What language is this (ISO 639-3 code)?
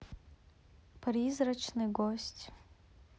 rus